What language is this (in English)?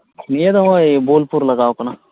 Santali